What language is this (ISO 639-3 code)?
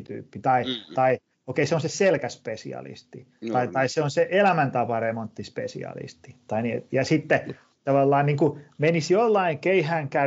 fin